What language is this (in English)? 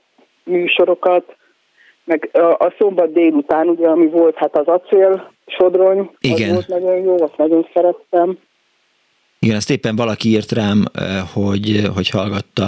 Hungarian